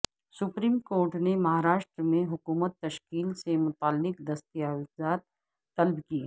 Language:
Urdu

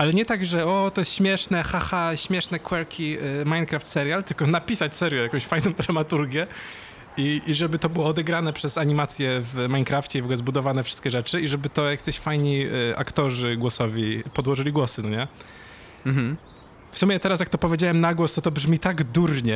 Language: Polish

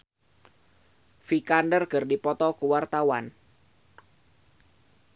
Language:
Sundanese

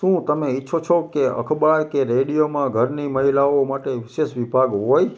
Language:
Gujarati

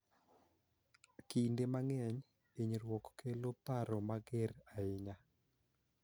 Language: Luo (Kenya and Tanzania)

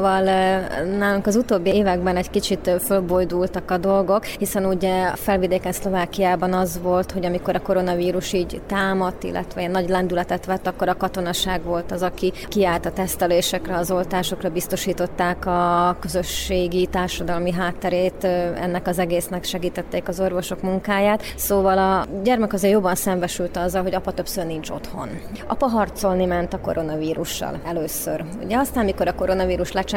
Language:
Hungarian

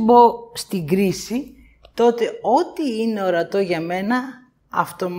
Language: Greek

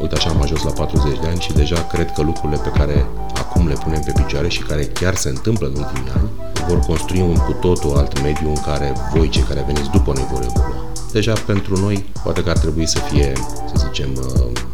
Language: Romanian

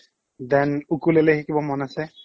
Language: Assamese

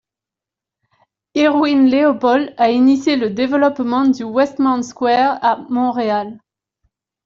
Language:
French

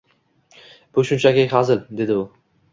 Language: Uzbek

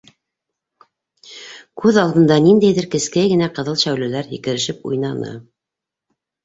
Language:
Bashkir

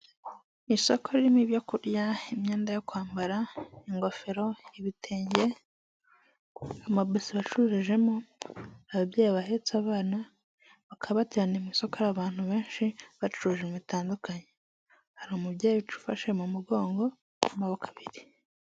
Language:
Kinyarwanda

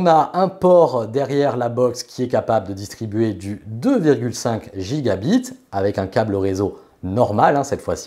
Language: French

